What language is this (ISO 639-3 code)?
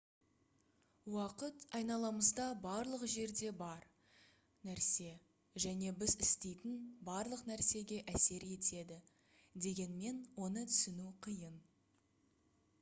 kaz